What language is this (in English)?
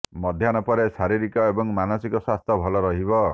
Odia